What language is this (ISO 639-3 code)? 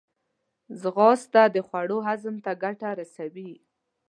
pus